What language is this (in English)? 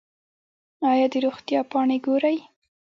Pashto